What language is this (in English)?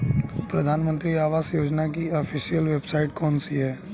Hindi